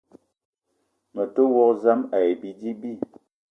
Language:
Eton (Cameroon)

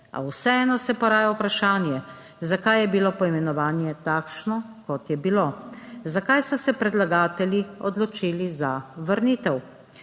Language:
Slovenian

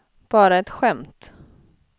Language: Swedish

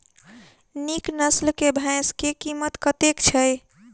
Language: Maithili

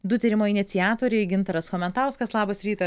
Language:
Lithuanian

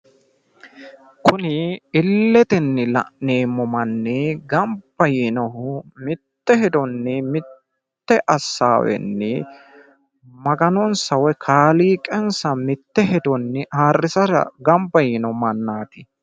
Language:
Sidamo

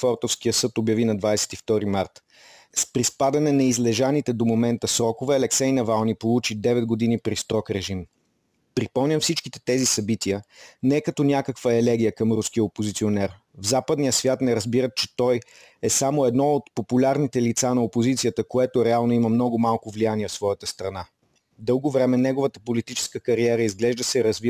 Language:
Bulgarian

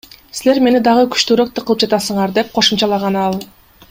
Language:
Kyrgyz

